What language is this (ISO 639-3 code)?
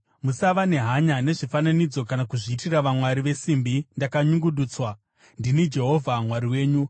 sna